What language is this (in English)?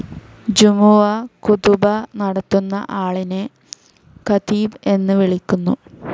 Malayalam